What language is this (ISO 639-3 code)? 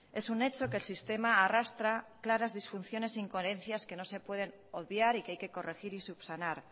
spa